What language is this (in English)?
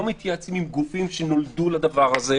Hebrew